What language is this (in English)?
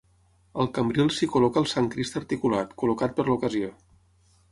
Catalan